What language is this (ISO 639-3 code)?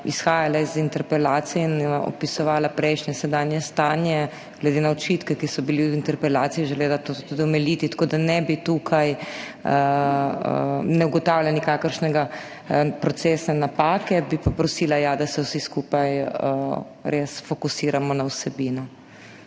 slv